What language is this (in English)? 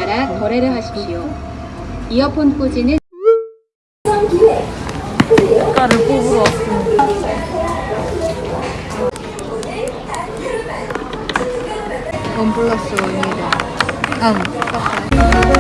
Korean